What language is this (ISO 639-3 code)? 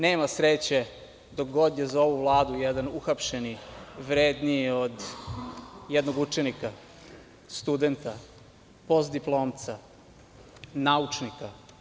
srp